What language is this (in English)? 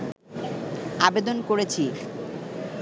Bangla